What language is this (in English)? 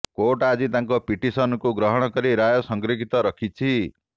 Odia